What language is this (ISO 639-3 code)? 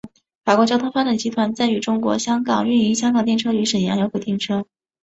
zho